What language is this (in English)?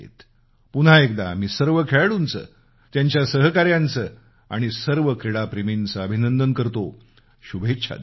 Marathi